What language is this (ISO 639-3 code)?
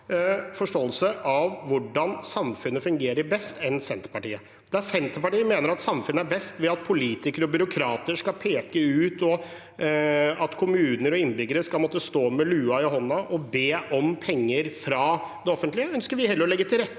nor